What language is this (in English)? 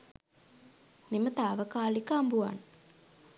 Sinhala